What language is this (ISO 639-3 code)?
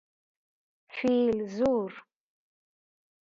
fas